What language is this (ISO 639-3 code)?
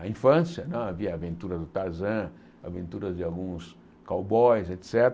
por